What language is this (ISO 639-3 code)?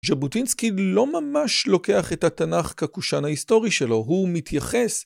heb